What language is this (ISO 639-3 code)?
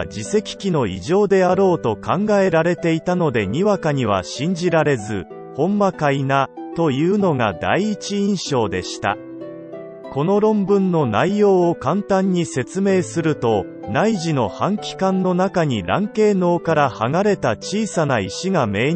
jpn